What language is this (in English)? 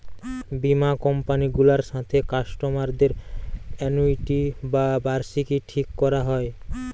Bangla